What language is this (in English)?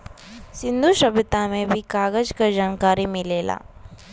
Bhojpuri